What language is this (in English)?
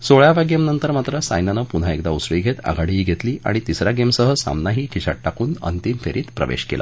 Marathi